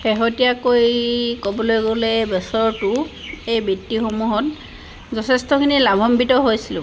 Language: Assamese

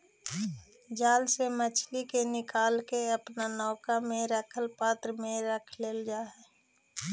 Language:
Magahi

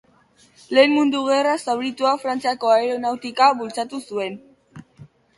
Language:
Basque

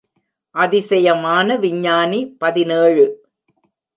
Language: Tamil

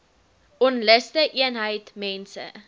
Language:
Afrikaans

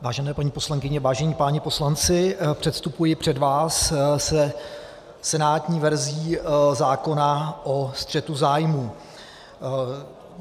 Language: Czech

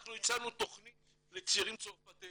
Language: Hebrew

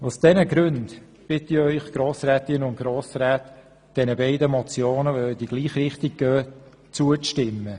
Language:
Swiss German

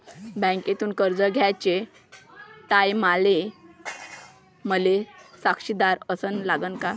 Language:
Marathi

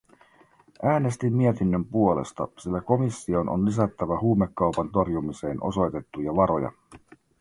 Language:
Finnish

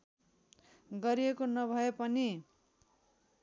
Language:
Nepali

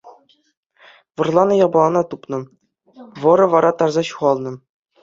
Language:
Chuvash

